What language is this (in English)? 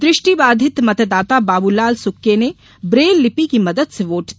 Hindi